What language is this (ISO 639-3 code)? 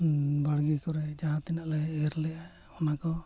sat